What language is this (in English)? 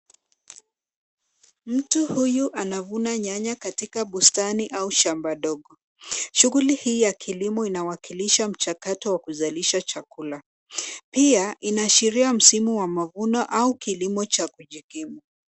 Swahili